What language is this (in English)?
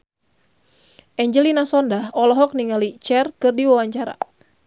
Sundanese